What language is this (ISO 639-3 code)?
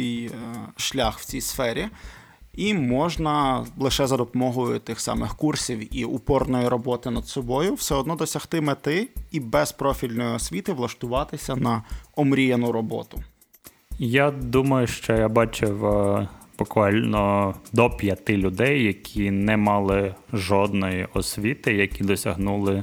ukr